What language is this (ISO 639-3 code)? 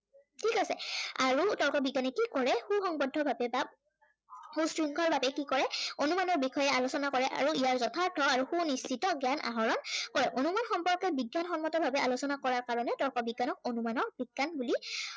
asm